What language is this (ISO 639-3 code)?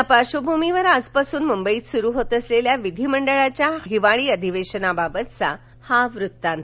mar